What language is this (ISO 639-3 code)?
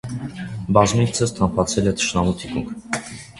hye